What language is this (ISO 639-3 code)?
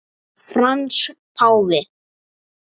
isl